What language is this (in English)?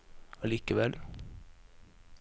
Norwegian